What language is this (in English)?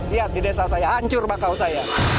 Indonesian